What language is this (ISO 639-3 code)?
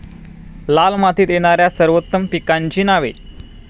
mar